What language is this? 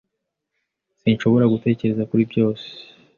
Kinyarwanda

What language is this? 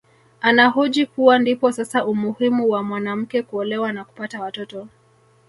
Swahili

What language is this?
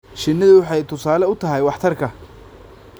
Somali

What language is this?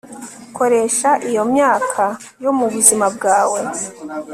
Kinyarwanda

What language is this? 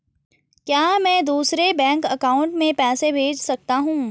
Hindi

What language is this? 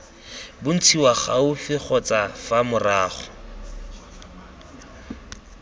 Tswana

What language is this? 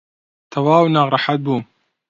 Central Kurdish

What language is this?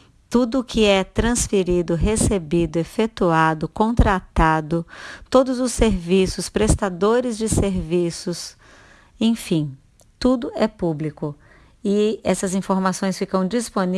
Portuguese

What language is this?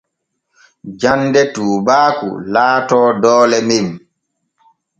Borgu Fulfulde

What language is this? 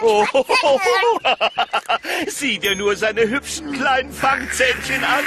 German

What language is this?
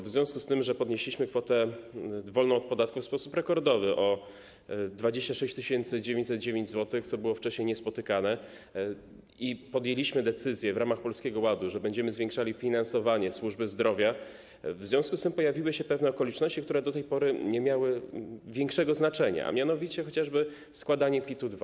Polish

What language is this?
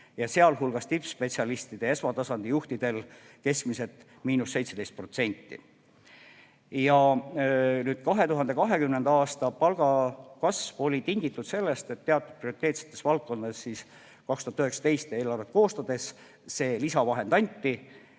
Estonian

